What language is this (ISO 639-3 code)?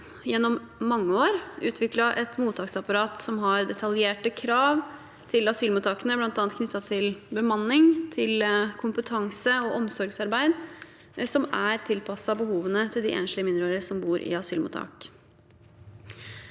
nor